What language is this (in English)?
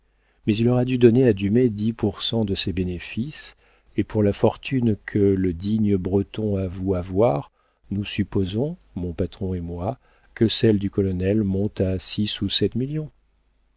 French